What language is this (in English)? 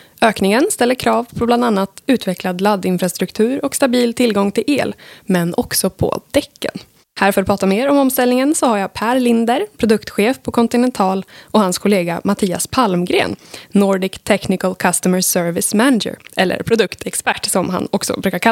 Swedish